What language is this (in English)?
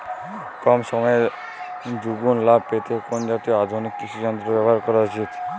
Bangla